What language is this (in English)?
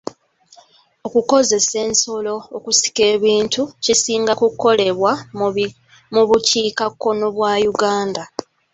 Ganda